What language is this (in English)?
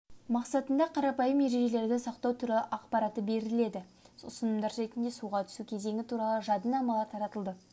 Kazakh